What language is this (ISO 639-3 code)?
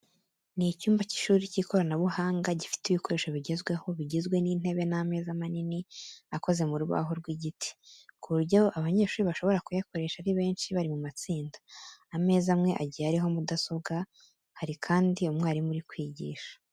kin